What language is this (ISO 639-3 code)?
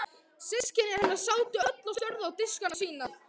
isl